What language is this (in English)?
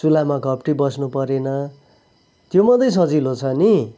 Nepali